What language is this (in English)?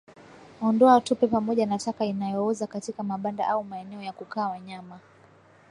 Swahili